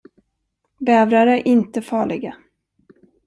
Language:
Swedish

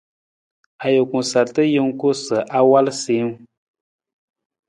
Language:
Nawdm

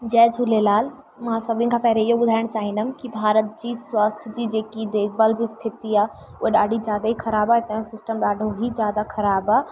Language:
Sindhi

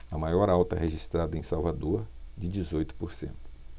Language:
Portuguese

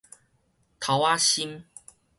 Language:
Min Nan Chinese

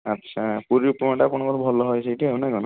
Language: Odia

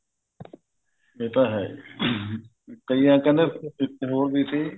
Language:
Punjabi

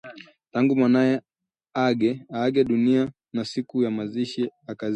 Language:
Swahili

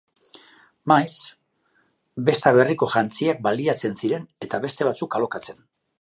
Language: Basque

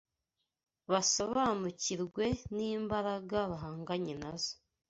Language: Kinyarwanda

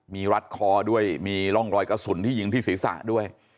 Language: Thai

